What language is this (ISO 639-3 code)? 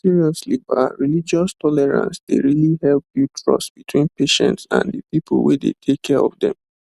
pcm